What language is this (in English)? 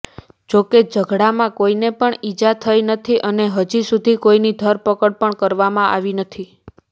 Gujarati